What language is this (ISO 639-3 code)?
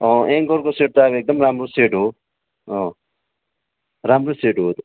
nep